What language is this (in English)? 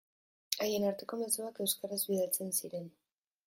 Basque